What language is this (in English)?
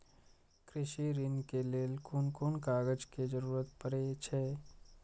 Maithili